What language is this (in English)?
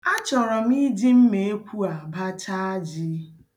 Igbo